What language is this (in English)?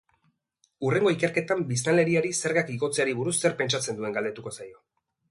Basque